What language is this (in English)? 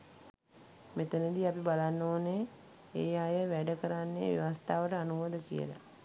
Sinhala